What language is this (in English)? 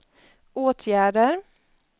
Swedish